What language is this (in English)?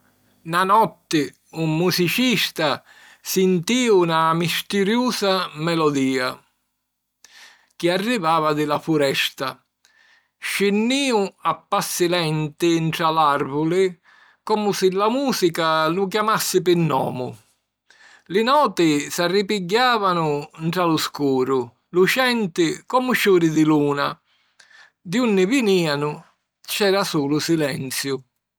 Sicilian